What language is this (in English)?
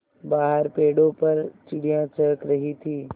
Hindi